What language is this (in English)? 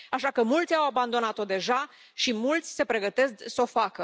Romanian